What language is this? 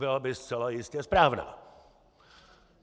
Czech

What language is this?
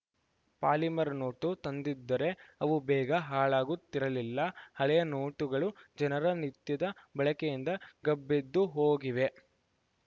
Kannada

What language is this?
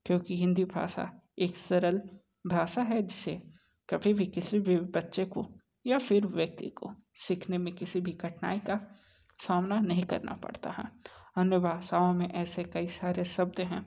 Hindi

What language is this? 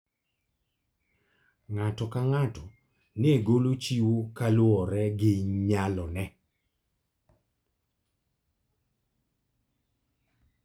Luo (Kenya and Tanzania)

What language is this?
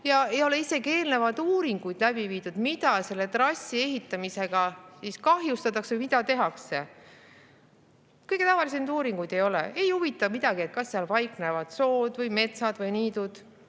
Estonian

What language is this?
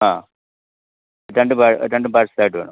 Malayalam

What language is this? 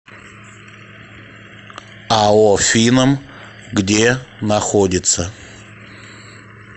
Russian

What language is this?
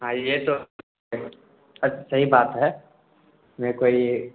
Urdu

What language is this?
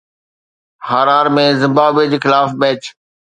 Sindhi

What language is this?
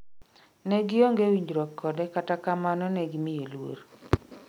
Luo (Kenya and Tanzania)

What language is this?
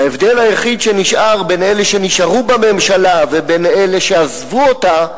Hebrew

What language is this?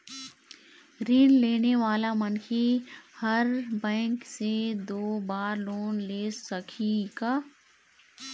Chhattisgarhi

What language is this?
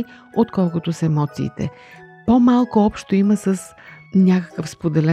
Bulgarian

